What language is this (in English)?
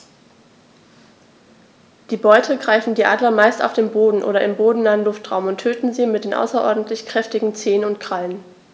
German